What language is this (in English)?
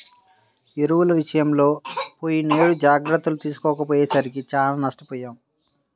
Telugu